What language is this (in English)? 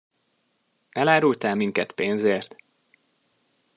Hungarian